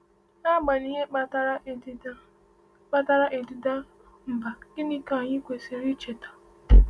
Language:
Igbo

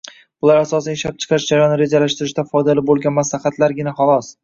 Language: Uzbek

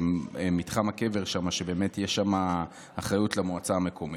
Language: Hebrew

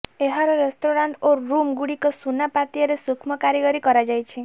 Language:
Odia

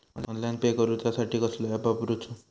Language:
Marathi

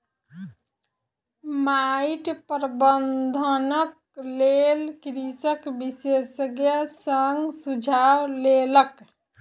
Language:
Maithili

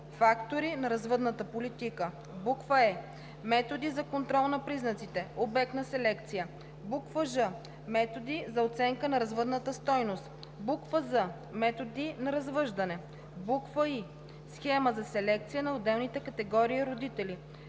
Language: Bulgarian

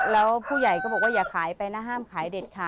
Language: Thai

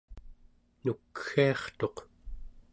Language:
Central Yupik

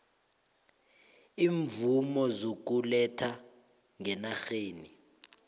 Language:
South Ndebele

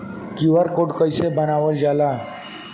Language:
Bhojpuri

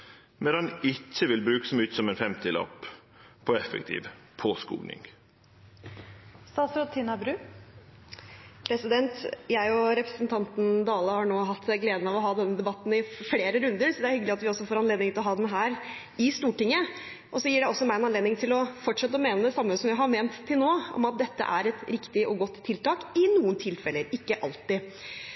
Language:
Norwegian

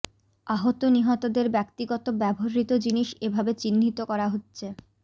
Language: Bangla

